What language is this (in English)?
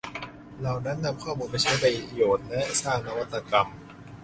Thai